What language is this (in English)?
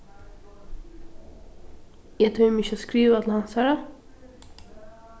Faroese